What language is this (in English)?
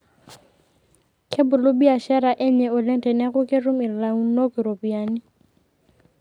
Masai